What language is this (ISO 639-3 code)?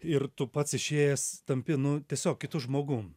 lit